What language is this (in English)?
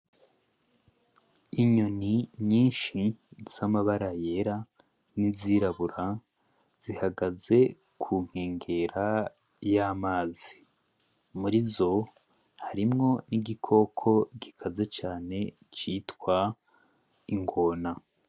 Rundi